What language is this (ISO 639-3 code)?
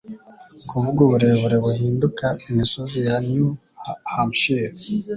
kin